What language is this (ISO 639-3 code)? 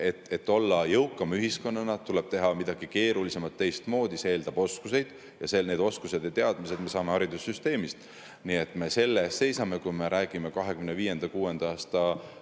est